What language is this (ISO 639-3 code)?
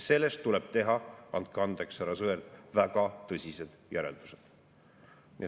est